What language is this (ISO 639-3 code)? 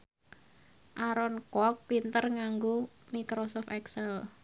jav